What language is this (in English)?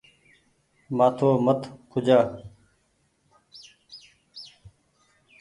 Goaria